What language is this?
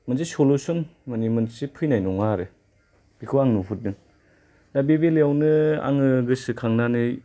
Bodo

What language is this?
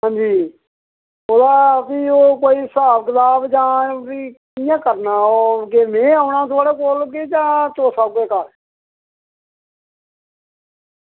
Dogri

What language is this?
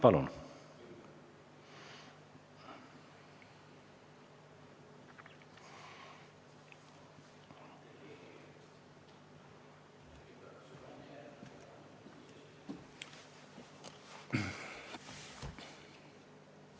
Estonian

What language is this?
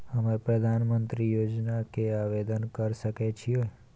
Maithili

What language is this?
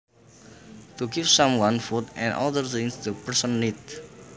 Javanese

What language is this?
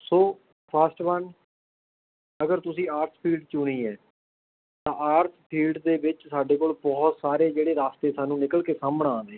Punjabi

